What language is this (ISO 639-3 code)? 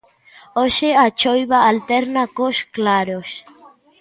glg